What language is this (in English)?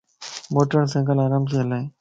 Lasi